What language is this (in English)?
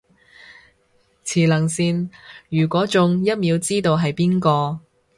Cantonese